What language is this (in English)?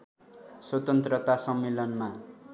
Nepali